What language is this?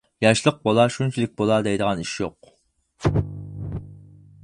Uyghur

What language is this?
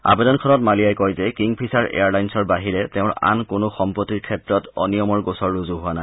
Assamese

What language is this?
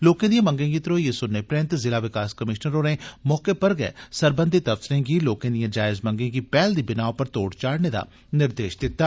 Dogri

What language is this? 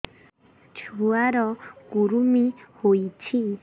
Odia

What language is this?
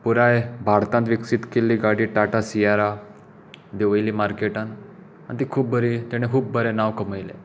Konkani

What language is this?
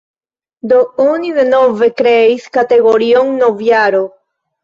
Esperanto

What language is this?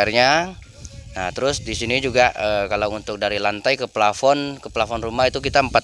Indonesian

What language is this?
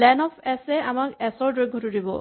Assamese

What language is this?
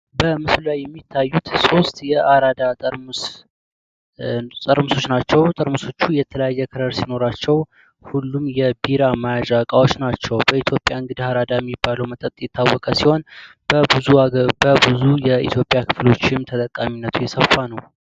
Amharic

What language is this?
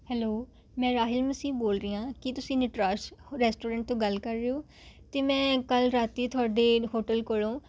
Punjabi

